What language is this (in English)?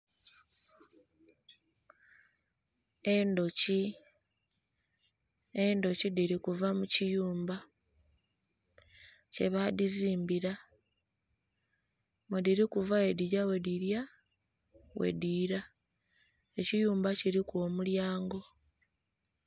Soga